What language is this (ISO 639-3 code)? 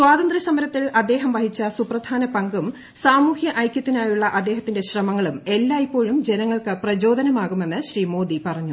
mal